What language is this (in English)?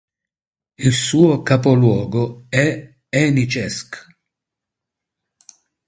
Italian